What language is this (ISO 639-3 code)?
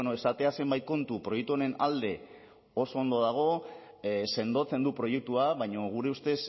eus